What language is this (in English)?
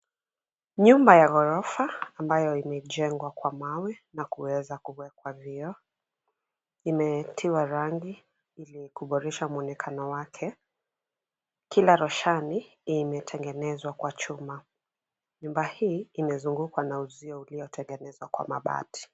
Swahili